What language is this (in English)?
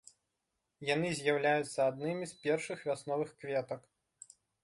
Belarusian